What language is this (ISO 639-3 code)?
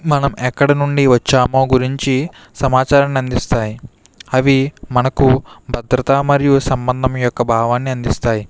tel